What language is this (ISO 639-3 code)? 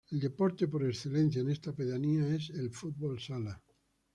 spa